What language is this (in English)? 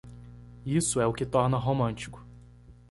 Portuguese